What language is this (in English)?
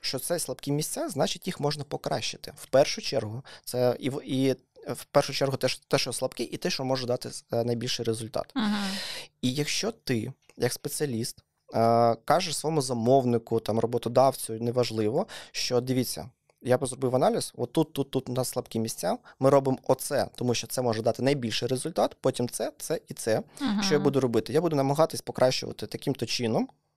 Ukrainian